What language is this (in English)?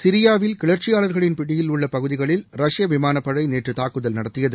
Tamil